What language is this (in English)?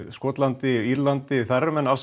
Icelandic